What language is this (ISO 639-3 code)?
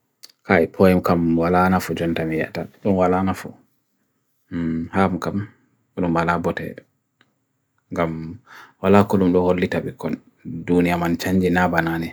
fui